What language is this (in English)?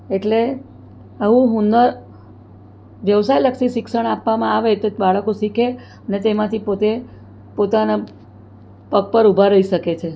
Gujarati